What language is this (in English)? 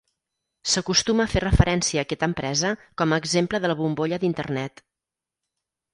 Catalan